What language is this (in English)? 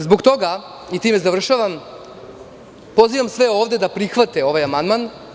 Serbian